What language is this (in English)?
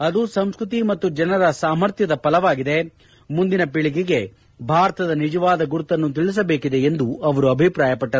Kannada